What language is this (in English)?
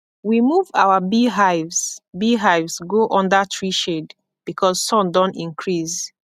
Nigerian Pidgin